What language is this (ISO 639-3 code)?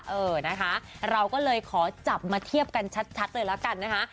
tha